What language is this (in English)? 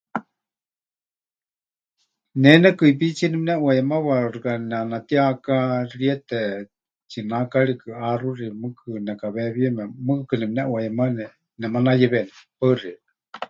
Huichol